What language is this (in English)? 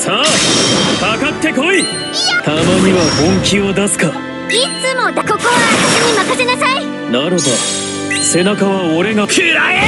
Japanese